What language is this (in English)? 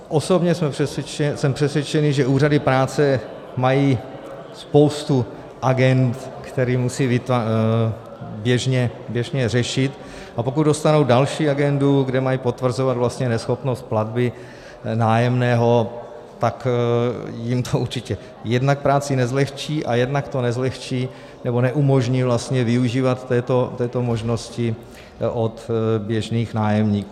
Czech